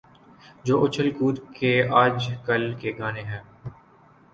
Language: Urdu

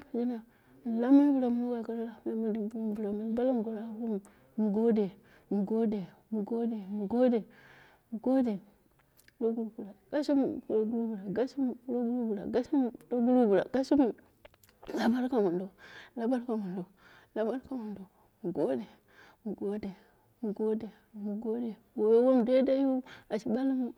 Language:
Dera (Nigeria)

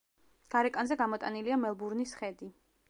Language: Georgian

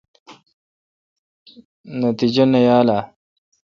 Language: Kalkoti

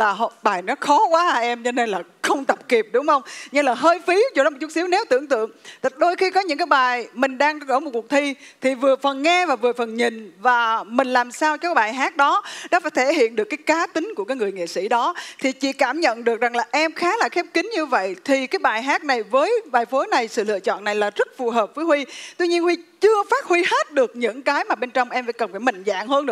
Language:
Vietnamese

